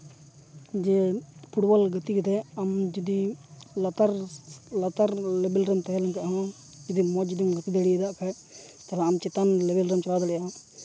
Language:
Santali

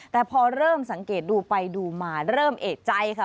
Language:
Thai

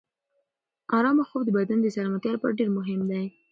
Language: Pashto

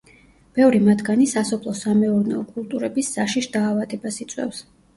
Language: Georgian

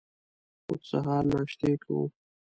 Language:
Pashto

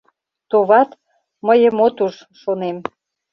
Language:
Mari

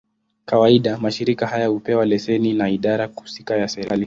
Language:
Swahili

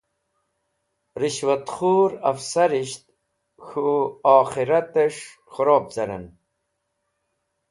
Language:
Wakhi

